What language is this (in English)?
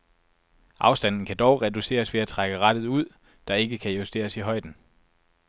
Danish